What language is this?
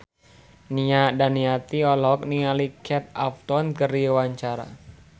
Sundanese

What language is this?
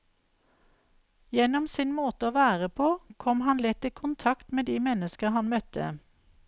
Norwegian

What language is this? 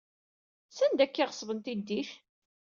Kabyle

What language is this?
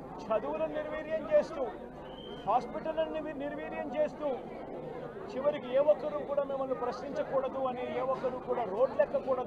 Telugu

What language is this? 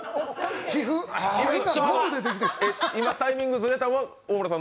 Japanese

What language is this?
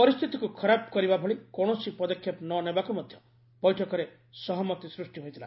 Odia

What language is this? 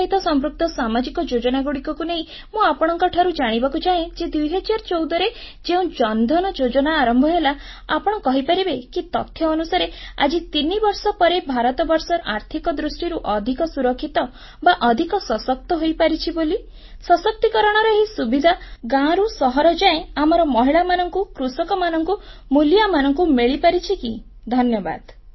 Odia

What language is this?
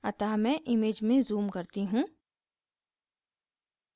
Hindi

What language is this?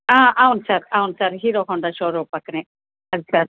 Telugu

